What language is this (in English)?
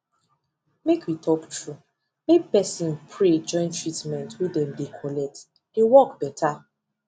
Nigerian Pidgin